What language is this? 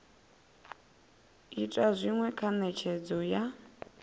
Venda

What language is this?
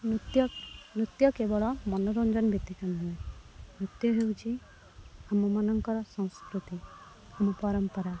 Odia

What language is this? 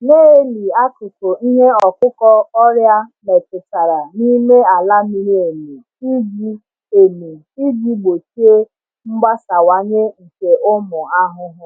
Igbo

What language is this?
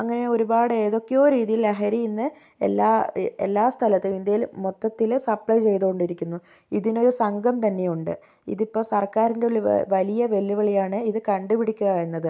Malayalam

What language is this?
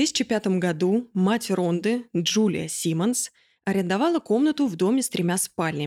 Russian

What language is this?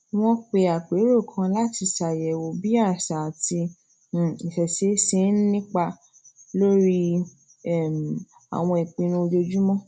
Yoruba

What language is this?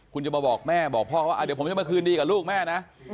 Thai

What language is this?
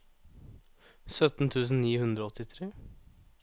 Norwegian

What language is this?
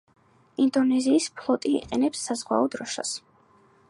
Georgian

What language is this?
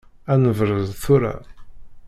Kabyle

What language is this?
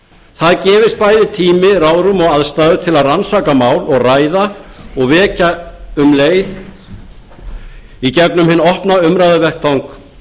Icelandic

